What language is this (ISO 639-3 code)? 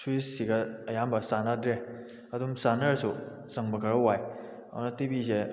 mni